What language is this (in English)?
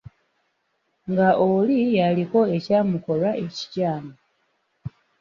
Ganda